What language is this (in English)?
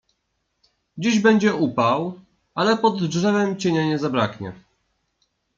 Polish